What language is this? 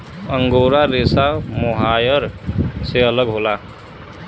Bhojpuri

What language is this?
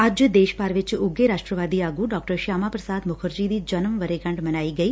Punjabi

